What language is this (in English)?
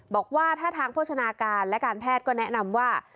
Thai